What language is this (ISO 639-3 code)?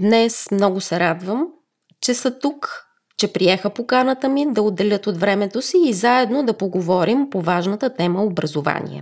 bul